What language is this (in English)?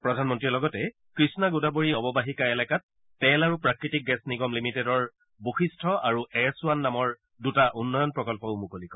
Assamese